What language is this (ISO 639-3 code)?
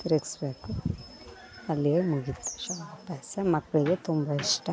kan